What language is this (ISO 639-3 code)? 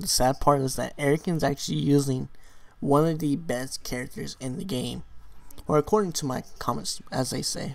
eng